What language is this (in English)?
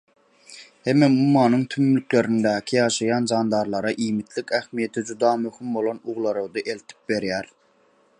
Turkmen